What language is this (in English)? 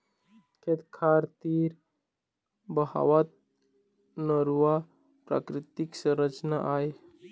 Chhattisgarhi